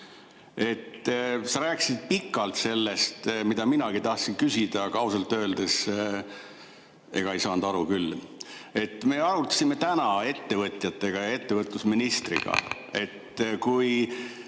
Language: Estonian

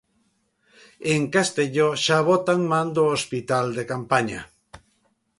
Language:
Galician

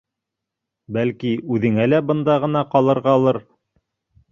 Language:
Bashkir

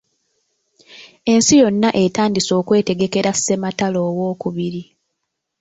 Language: Ganda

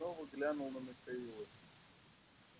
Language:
Russian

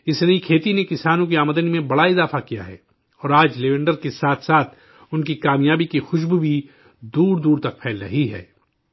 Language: Urdu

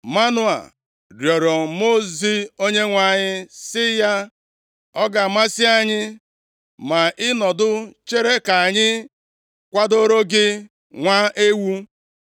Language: Igbo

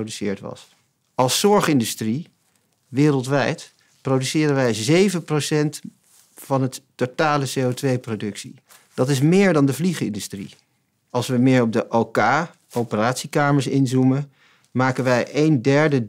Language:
Dutch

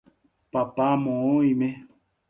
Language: Guarani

